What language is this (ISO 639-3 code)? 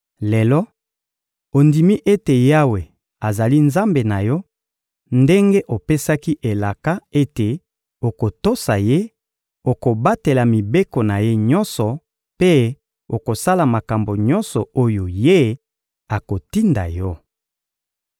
lin